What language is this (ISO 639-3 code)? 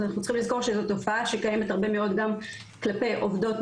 heb